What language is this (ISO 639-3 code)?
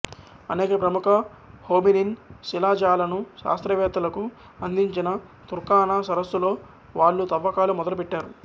tel